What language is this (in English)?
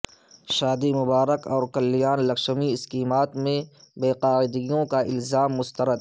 Urdu